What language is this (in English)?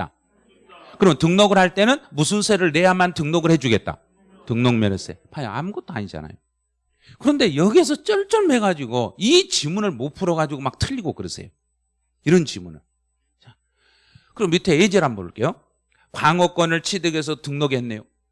Korean